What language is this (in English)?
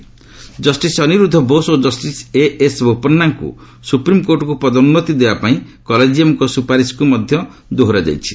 Odia